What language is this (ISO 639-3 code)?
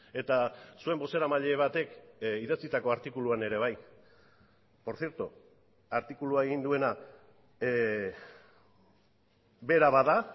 eus